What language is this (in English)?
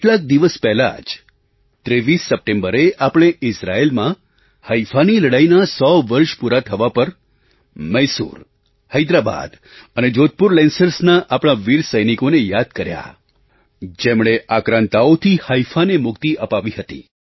Gujarati